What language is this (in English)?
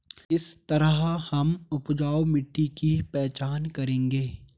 Hindi